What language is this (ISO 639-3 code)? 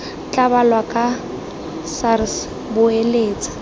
tsn